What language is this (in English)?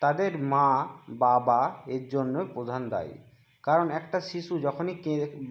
Bangla